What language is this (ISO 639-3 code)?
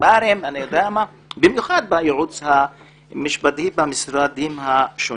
heb